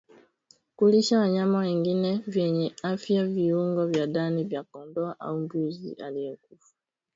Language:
Swahili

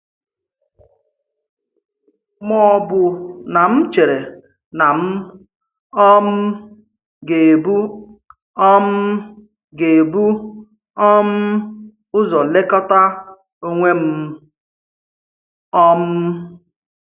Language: Igbo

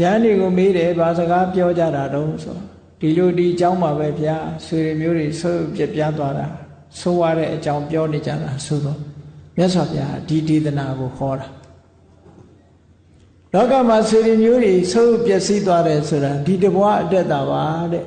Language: Burmese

